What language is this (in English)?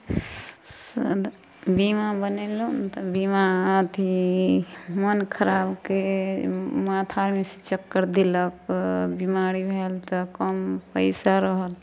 Maithili